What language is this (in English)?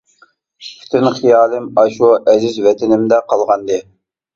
Uyghur